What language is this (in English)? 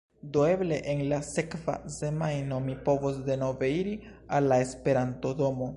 Esperanto